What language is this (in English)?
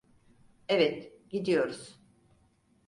Turkish